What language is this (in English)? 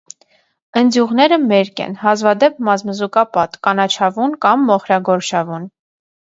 Armenian